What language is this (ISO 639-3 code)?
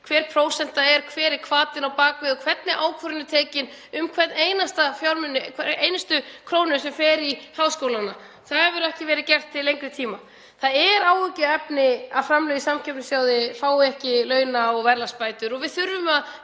isl